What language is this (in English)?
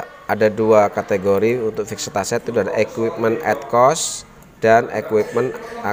Indonesian